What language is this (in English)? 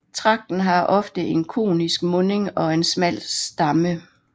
Danish